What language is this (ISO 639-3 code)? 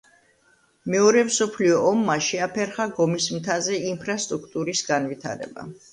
kat